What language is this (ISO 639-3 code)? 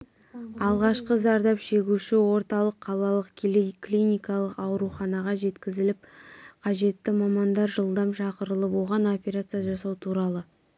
kaz